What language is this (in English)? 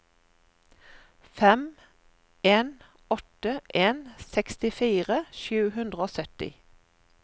Norwegian